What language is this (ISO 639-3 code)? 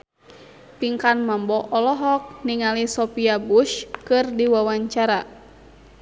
sun